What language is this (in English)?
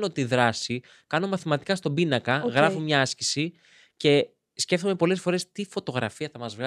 Greek